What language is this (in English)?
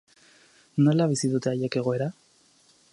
Basque